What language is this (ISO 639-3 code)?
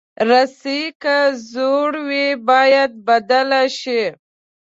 pus